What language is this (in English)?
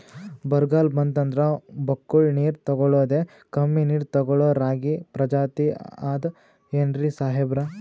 Kannada